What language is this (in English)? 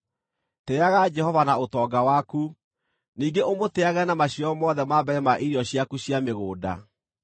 Kikuyu